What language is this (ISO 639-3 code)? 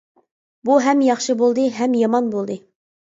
uig